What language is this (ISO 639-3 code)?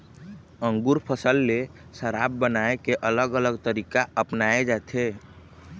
hne